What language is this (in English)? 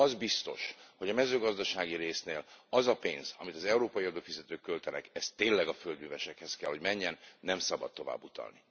Hungarian